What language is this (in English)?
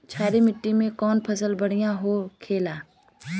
Bhojpuri